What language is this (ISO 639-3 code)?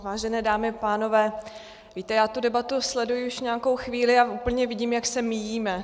ces